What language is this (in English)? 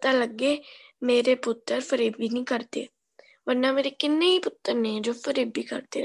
Punjabi